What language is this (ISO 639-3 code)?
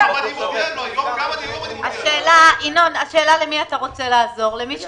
heb